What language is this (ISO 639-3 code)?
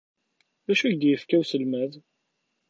kab